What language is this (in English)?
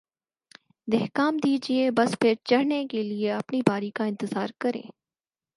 Urdu